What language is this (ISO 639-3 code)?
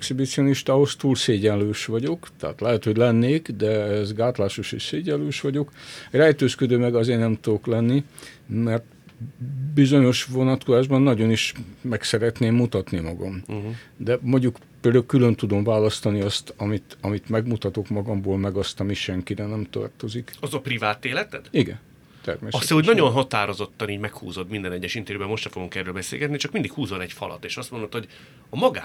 hun